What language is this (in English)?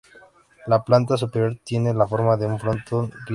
Spanish